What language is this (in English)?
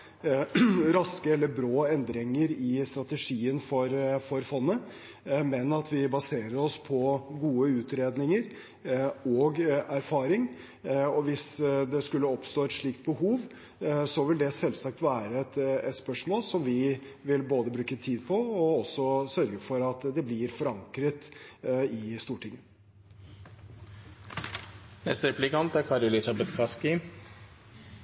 Norwegian Bokmål